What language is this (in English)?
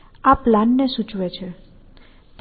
Gujarati